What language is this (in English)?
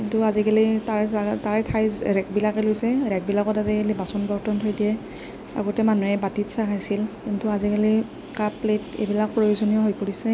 Assamese